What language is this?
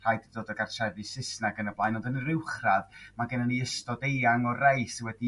Welsh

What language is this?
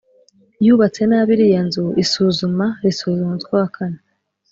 Kinyarwanda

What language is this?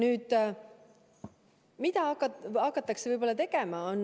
Estonian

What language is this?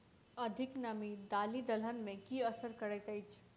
Maithili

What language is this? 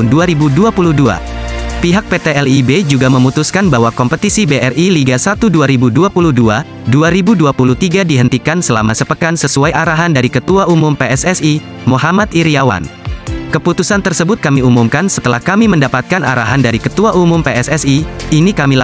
Indonesian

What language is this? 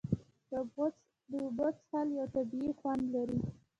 Pashto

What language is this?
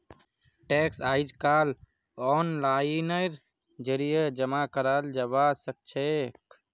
Magahi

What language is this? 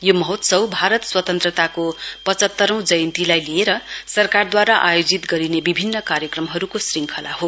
Nepali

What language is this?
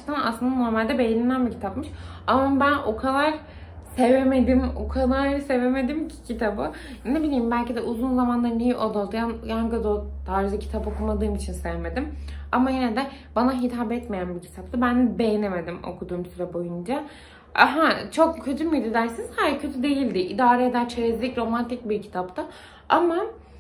Turkish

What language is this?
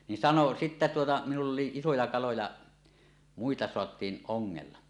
Finnish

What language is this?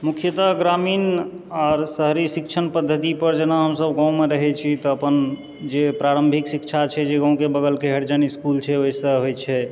Maithili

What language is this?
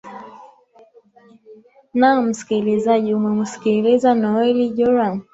Swahili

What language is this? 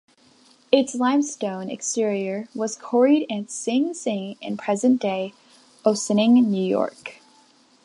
English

